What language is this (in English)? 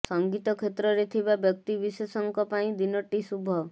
Odia